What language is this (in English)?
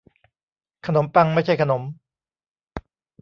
Thai